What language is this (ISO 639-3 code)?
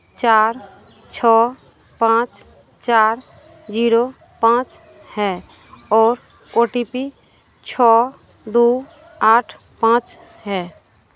hin